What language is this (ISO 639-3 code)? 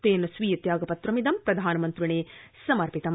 san